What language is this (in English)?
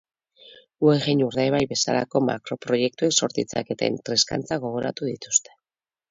Basque